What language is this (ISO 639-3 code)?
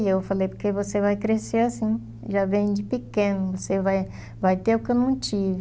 por